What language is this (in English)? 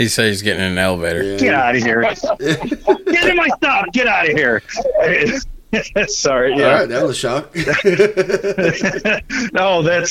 English